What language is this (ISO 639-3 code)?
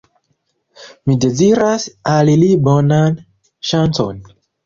epo